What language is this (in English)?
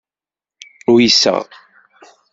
Kabyle